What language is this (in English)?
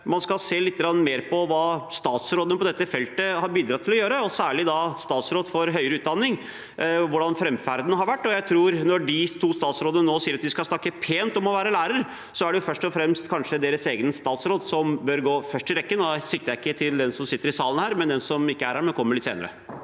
Norwegian